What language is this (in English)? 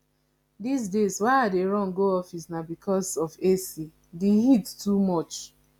Nigerian Pidgin